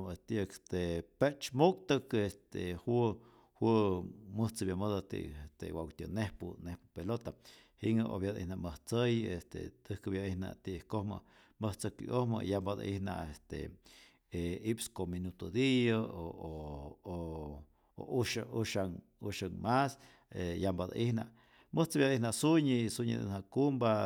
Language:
Rayón Zoque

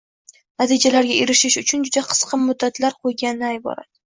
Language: Uzbek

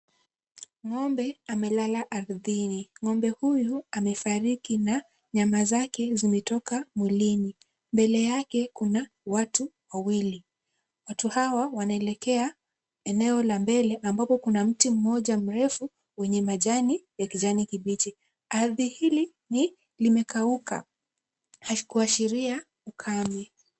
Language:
Swahili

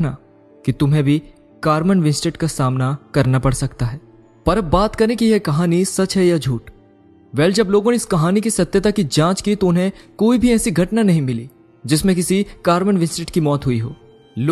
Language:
Hindi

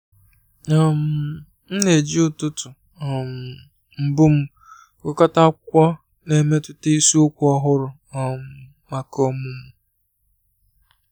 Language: Igbo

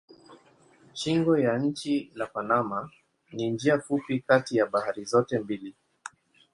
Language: Swahili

